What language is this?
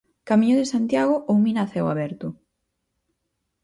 Galician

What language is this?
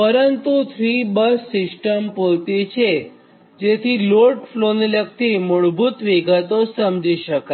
Gujarati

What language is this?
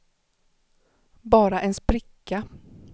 Swedish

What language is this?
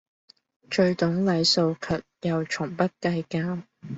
Cantonese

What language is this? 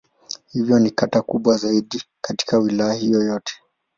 Swahili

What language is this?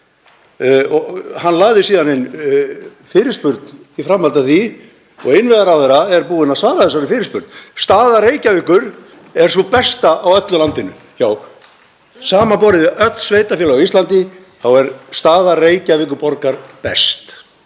Icelandic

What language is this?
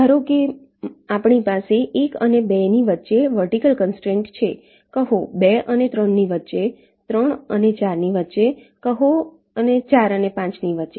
Gujarati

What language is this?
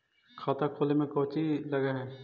Magahi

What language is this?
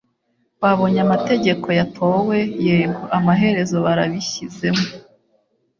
Kinyarwanda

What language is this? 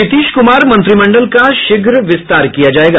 Hindi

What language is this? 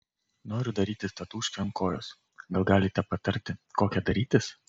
Lithuanian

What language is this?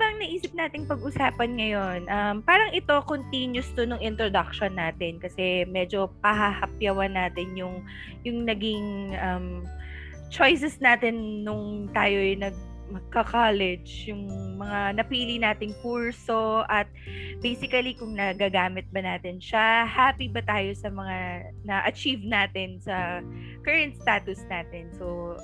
Filipino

